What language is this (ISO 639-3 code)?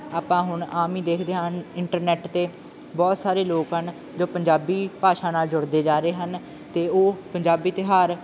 pan